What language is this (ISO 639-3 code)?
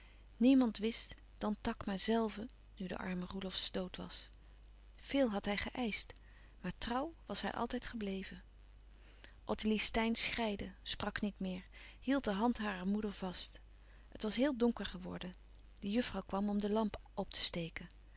nld